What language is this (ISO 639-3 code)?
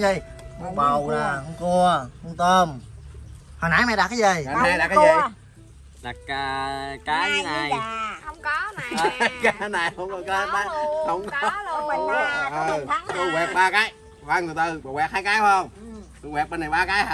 vie